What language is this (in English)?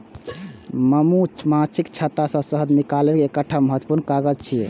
Maithili